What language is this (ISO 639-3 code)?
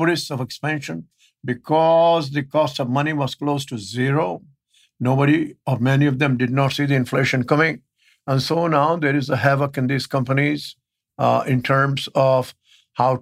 eng